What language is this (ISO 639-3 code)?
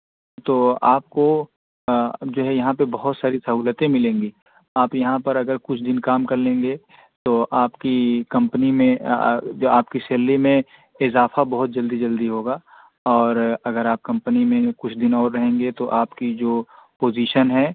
urd